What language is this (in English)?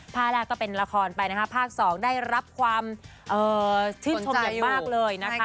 Thai